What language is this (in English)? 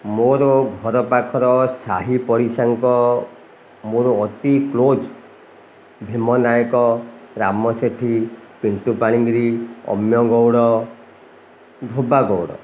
Odia